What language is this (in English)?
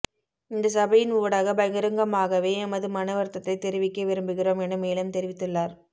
Tamil